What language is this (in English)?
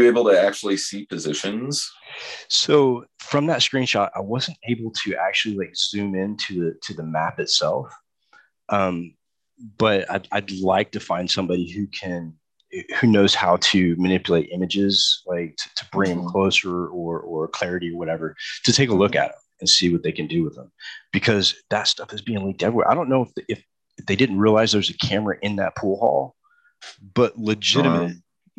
English